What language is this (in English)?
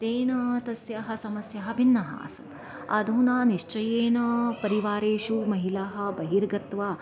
Sanskrit